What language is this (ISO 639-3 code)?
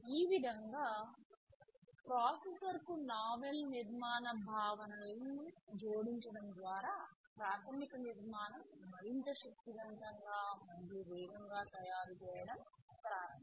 tel